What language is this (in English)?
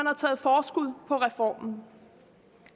Danish